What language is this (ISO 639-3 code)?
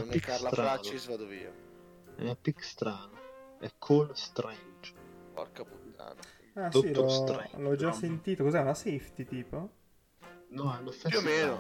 ita